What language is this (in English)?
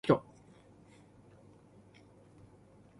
Cantonese